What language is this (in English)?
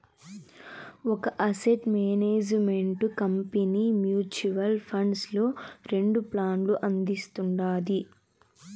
Telugu